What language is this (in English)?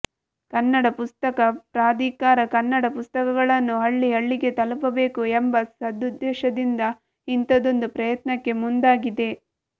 Kannada